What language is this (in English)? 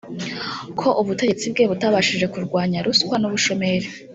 Kinyarwanda